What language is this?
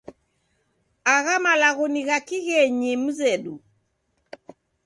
Taita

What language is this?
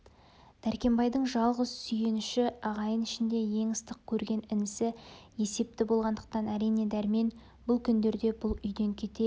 Kazakh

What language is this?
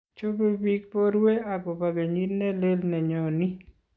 Kalenjin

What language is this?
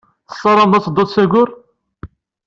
Kabyle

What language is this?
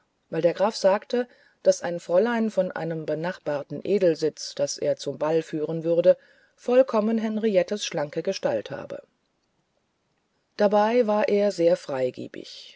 German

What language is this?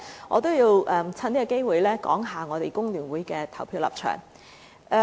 Cantonese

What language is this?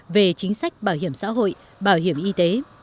Vietnamese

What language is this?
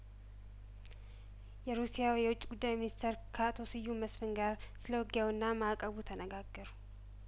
Amharic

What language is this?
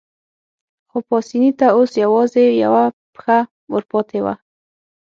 Pashto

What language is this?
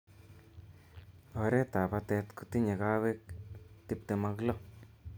Kalenjin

